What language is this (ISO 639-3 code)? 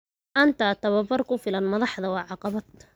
som